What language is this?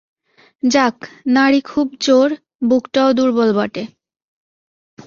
Bangla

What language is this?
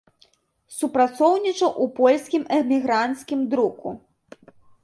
Belarusian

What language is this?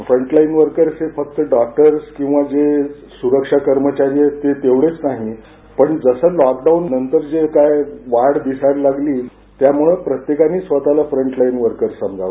Marathi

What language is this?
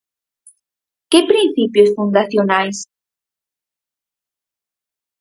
Galician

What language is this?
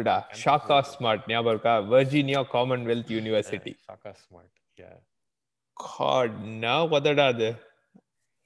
Tamil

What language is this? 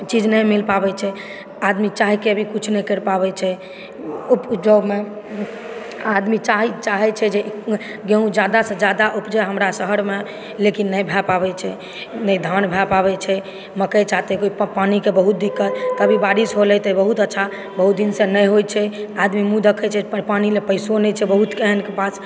Maithili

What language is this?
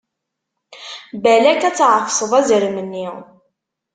Kabyle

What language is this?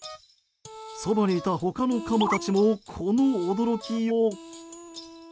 Japanese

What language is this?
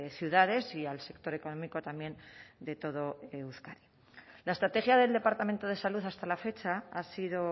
Spanish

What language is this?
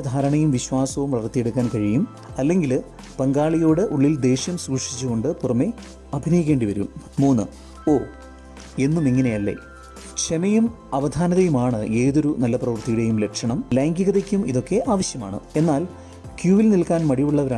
Malayalam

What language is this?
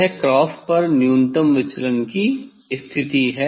Hindi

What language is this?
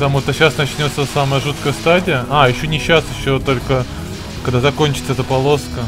Russian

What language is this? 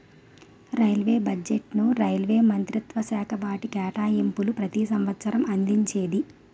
Telugu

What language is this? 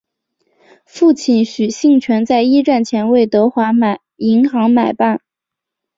Chinese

